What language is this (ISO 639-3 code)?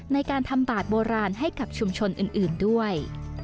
tha